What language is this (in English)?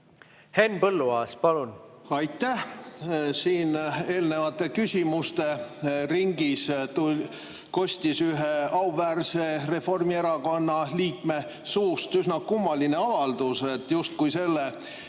Estonian